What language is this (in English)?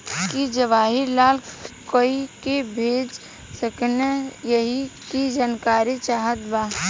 Bhojpuri